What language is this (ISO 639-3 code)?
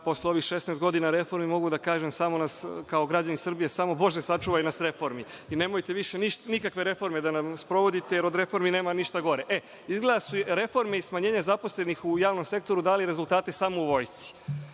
srp